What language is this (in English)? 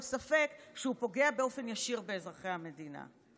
Hebrew